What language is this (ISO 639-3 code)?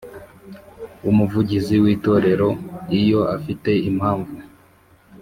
kin